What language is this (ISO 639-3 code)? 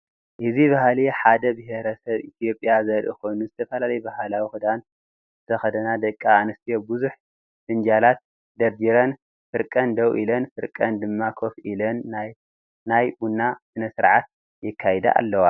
tir